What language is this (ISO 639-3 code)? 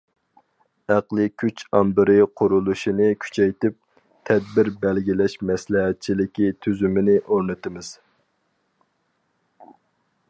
uig